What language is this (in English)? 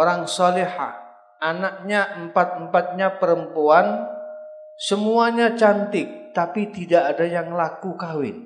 Indonesian